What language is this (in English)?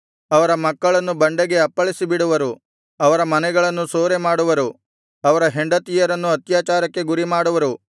Kannada